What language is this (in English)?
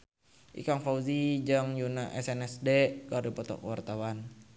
Sundanese